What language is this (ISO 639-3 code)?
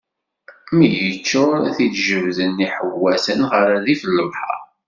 kab